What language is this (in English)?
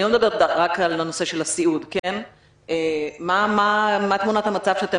Hebrew